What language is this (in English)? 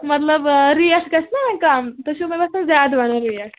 Kashmiri